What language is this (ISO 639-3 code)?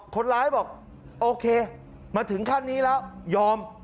tha